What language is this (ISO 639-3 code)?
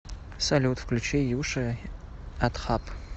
rus